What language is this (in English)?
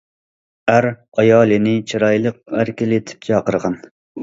Uyghur